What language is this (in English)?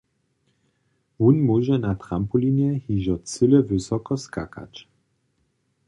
Upper Sorbian